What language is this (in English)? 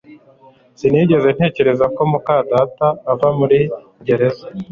Kinyarwanda